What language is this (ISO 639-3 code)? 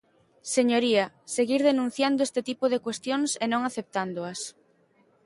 glg